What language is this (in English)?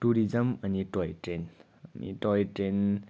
Nepali